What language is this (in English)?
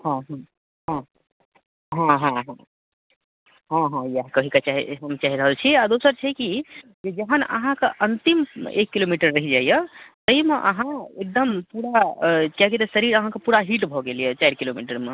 Maithili